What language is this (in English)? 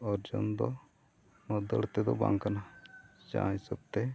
Santali